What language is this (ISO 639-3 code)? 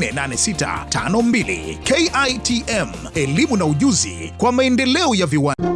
swa